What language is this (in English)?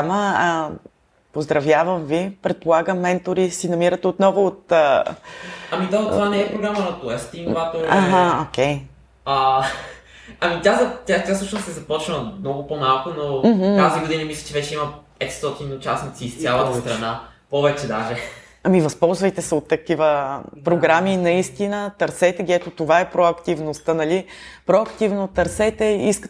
Bulgarian